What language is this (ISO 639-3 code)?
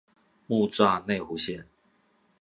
zho